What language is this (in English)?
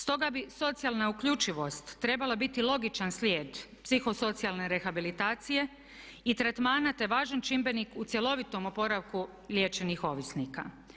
Croatian